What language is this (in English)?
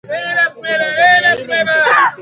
Swahili